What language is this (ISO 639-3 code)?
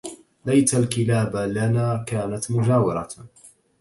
ara